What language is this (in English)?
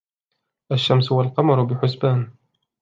Arabic